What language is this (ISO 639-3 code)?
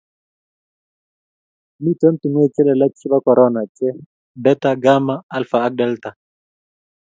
kln